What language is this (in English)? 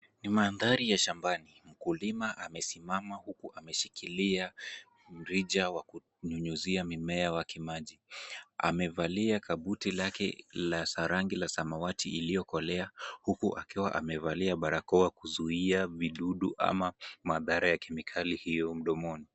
Swahili